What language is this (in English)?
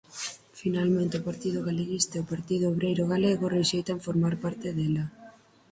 Galician